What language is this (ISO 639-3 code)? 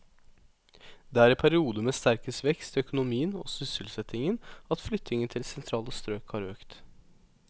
nor